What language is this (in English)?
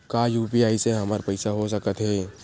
Chhattisgarhi